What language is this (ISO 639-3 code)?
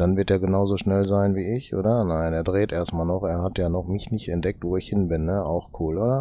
deu